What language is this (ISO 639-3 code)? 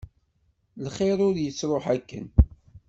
kab